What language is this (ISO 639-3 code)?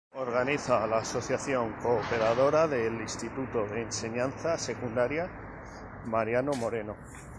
spa